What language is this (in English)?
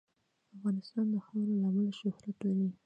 Pashto